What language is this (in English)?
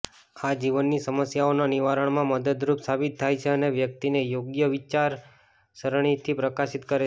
Gujarati